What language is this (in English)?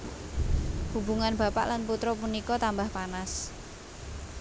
Javanese